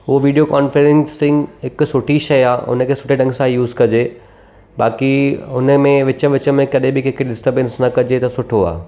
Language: Sindhi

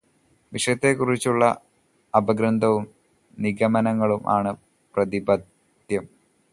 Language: Malayalam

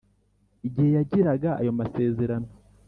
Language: Kinyarwanda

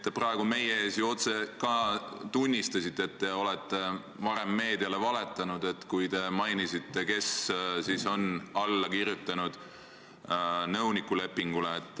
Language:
Estonian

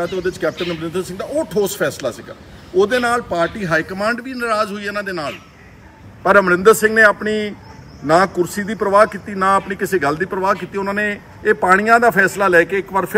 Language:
Hindi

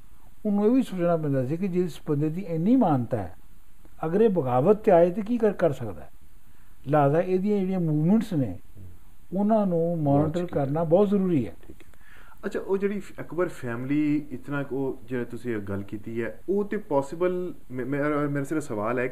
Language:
Punjabi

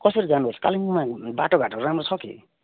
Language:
Nepali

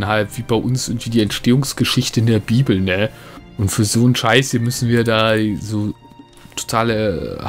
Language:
German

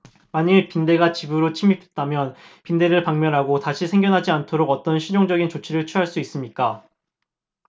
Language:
Korean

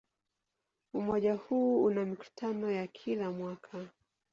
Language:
Swahili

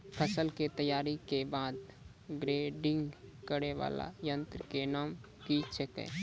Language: Maithili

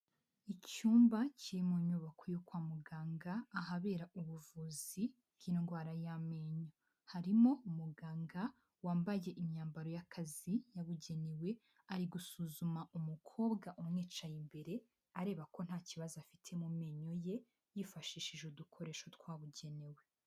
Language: Kinyarwanda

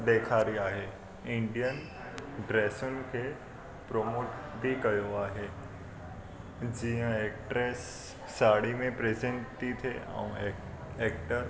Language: Sindhi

